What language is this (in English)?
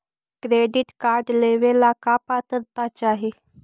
Magahi